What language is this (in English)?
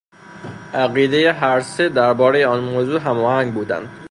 Persian